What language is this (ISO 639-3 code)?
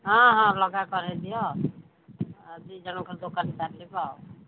ori